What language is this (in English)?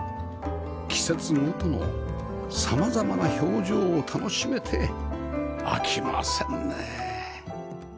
Japanese